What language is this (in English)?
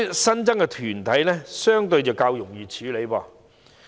Cantonese